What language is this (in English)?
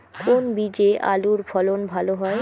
Bangla